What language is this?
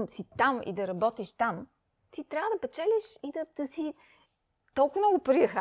Bulgarian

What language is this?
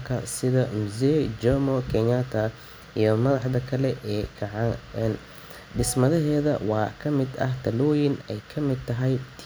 Somali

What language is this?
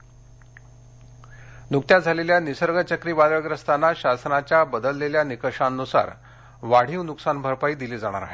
Marathi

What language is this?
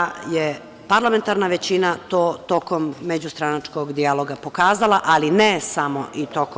Serbian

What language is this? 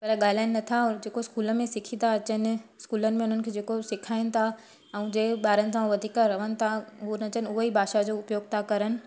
Sindhi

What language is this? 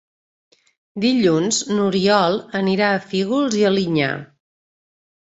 Catalan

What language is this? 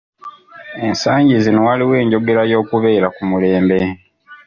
Ganda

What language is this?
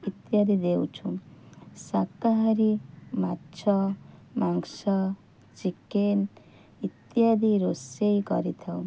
Odia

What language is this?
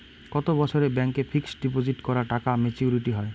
Bangla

